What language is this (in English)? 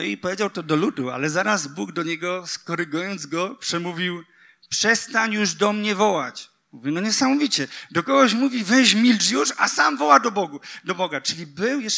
Polish